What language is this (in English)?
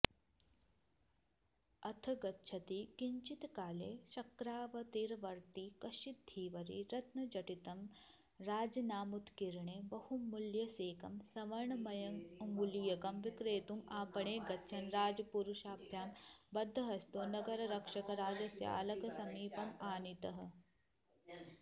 Sanskrit